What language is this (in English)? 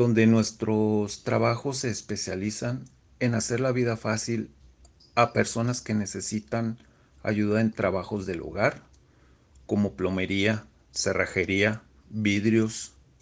Spanish